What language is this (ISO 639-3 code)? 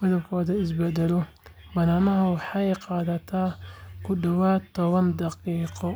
som